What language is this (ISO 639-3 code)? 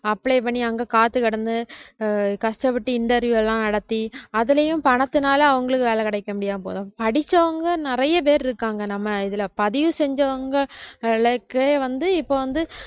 tam